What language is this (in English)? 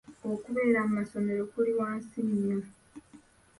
Ganda